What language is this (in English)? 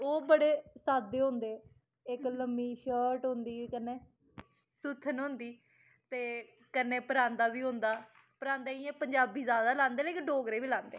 Dogri